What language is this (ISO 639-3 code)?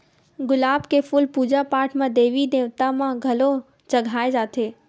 hne